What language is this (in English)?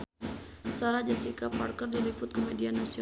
Sundanese